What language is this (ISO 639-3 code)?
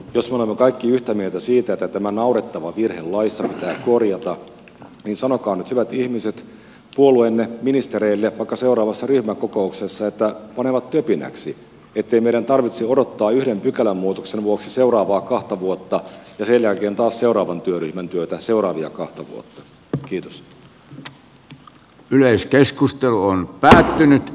fin